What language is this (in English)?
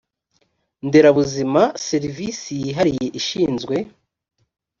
Kinyarwanda